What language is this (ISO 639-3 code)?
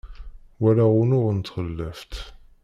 kab